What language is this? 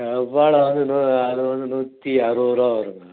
Tamil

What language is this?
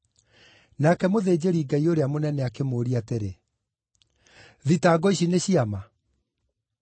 Kikuyu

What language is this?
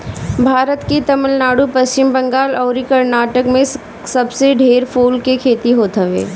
Bhojpuri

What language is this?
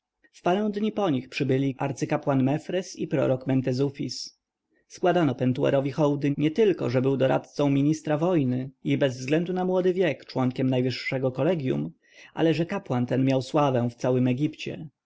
Polish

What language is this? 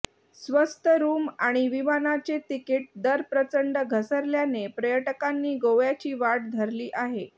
Marathi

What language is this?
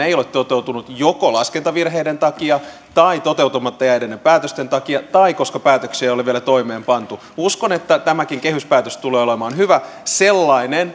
Finnish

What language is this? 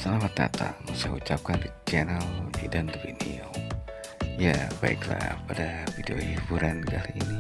Indonesian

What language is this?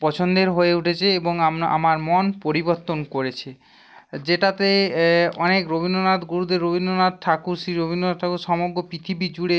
Bangla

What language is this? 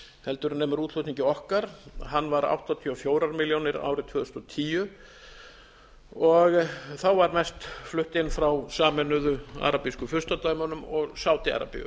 Icelandic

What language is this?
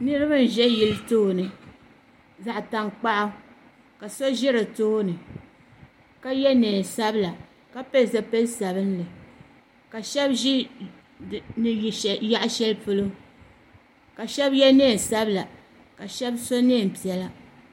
Dagbani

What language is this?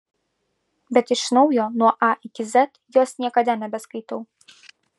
Lithuanian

